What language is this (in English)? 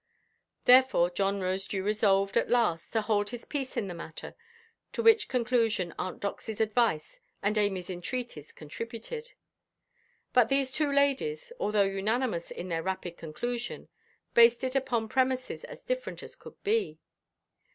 English